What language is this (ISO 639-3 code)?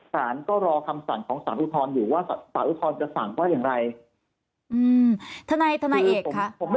tha